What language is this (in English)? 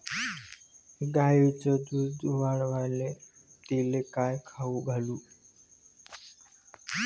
Marathi